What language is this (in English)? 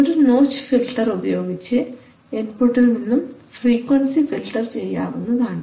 Malayalam